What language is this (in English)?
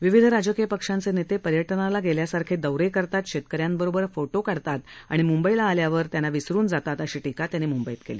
Marathi